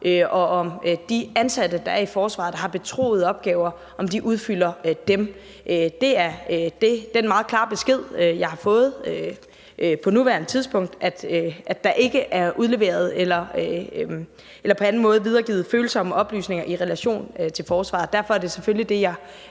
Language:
Danish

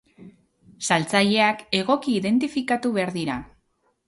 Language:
Basque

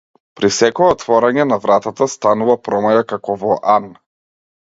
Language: Macedonian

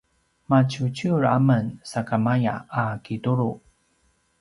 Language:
Paiwan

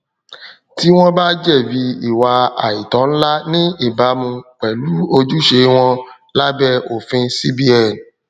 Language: Yoruba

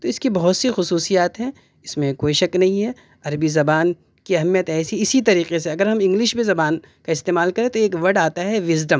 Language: Urdu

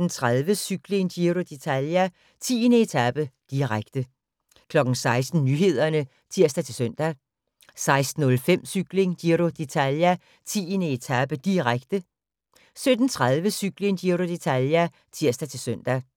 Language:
Danish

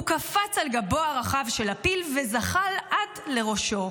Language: Hebrew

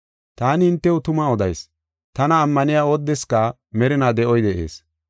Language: Gofa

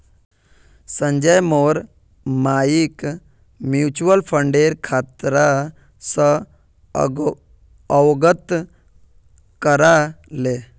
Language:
Magahi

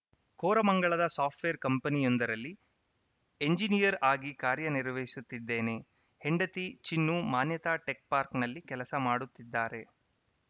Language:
Kannada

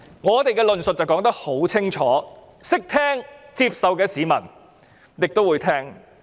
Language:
Cantonese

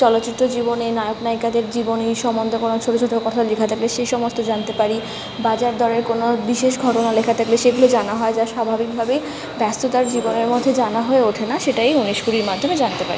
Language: Bangla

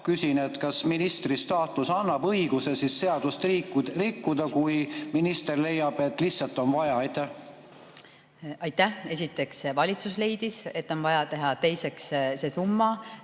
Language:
Estonian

